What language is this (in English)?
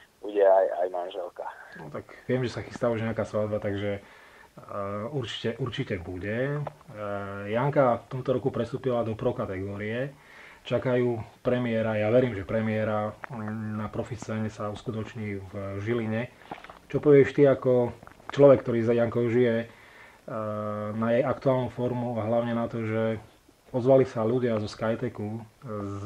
Slovak